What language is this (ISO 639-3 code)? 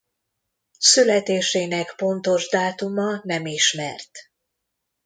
hun